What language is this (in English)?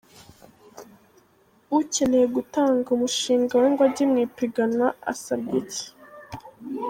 Kinyarwanda